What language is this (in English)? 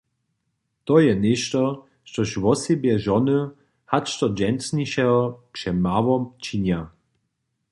Upper Sorbian